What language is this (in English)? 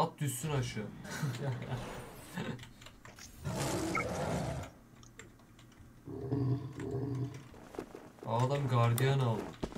Turkish